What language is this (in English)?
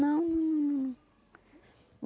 Portuguese